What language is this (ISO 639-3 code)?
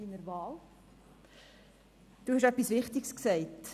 gsw